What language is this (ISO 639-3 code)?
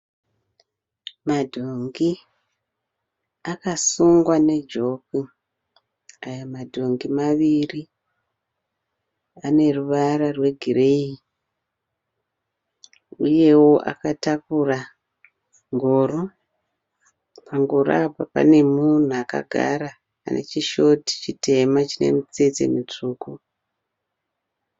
sna